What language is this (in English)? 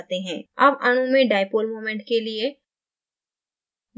Hindi